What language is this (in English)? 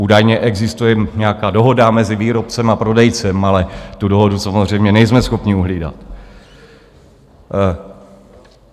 Czech